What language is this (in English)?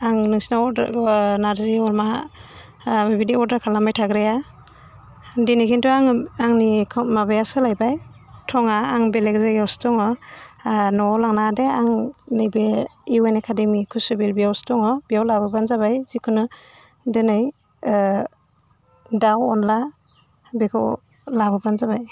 Bodo